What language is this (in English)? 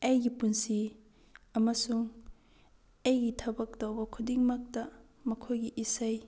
Manipuri